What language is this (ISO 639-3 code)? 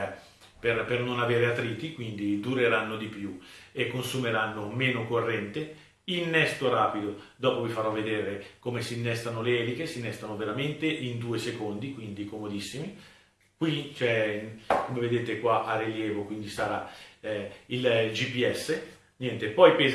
ita